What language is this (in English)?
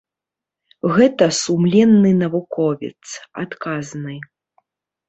Belarusian